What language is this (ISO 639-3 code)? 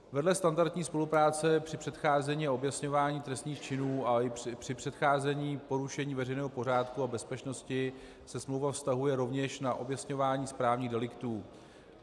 ces